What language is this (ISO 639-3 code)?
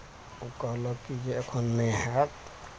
mai